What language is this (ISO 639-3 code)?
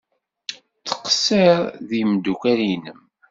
kab